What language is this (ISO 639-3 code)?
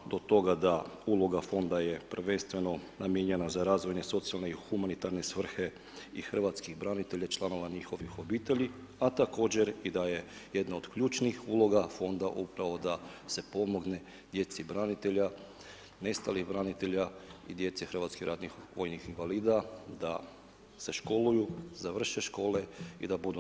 hrv